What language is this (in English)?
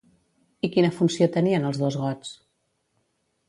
Catalan